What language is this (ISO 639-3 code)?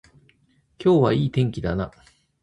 jpn